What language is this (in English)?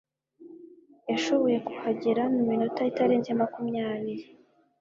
Kinyarwanda